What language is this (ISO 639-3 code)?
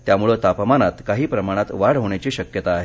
mar